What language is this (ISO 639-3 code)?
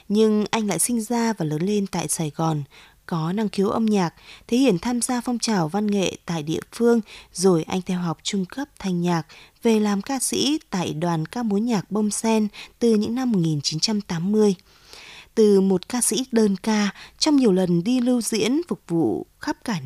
vie